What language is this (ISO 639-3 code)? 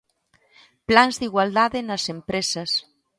glg